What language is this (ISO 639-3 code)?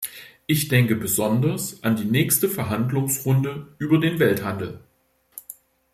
deu